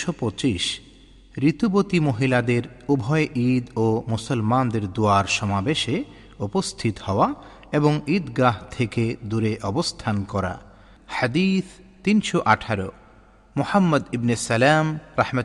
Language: Bangla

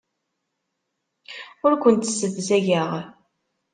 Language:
Kabyle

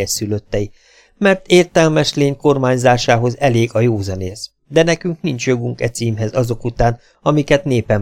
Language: Hungarian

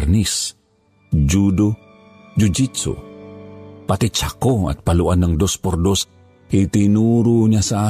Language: Filipino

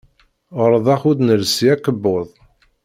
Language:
Kabyle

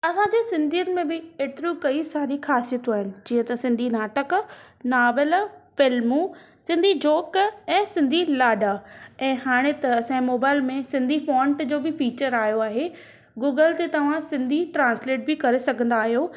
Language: Sindhi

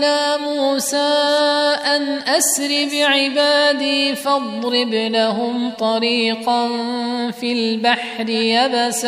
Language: Arabic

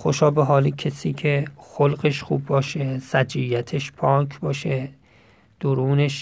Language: Persian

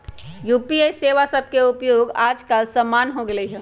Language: Magahi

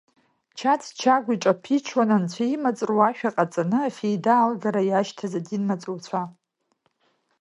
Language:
Abkhazian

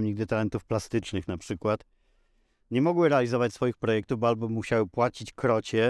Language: Polish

